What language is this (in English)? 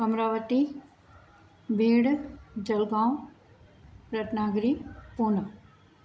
Sindhi